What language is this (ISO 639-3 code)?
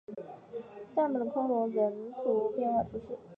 zho